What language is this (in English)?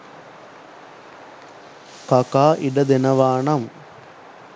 Sinhala